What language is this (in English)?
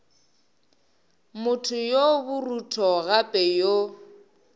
Northern Sotho